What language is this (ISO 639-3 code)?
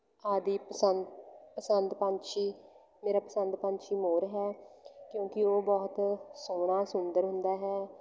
pan